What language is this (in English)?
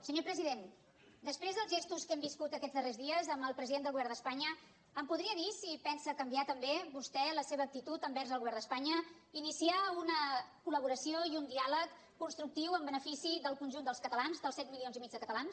Catalan